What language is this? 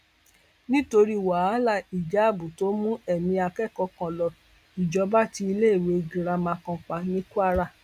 Yoruba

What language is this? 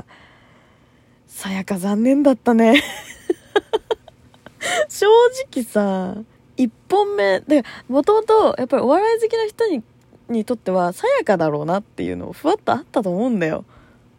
Japanese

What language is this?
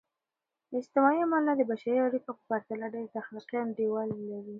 Pashto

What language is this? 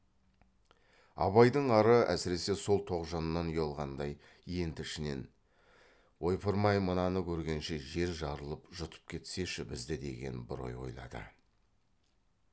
Kazakh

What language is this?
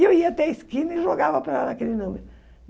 Portuguese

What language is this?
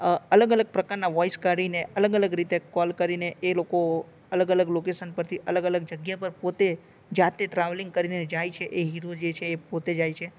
Gujarati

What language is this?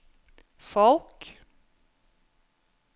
Norwegian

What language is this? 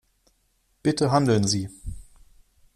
German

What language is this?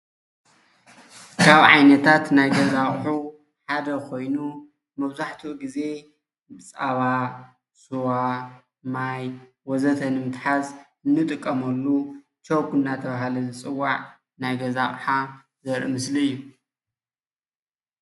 Tigrinya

